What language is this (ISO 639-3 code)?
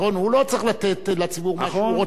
heb